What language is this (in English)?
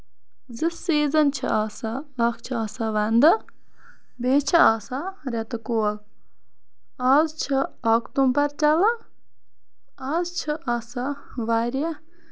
Kashmiri